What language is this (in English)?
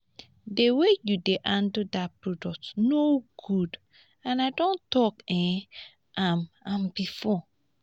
Nigerian Pidgin